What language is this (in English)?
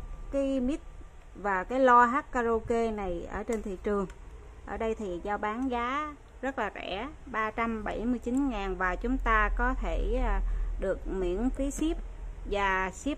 Vietnamese